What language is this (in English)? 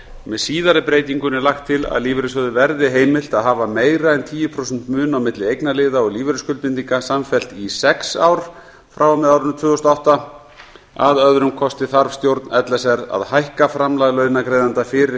Icelandic